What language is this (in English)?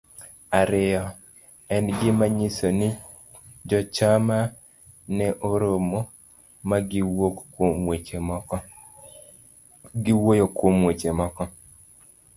Luo (Kenya and Tanzania)